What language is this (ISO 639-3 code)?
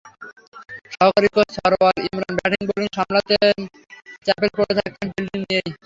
ben